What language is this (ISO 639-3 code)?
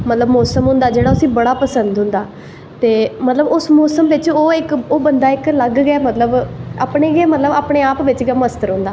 doi